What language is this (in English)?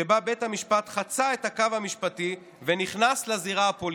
Hebrew